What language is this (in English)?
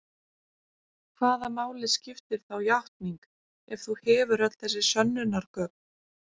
Icelandic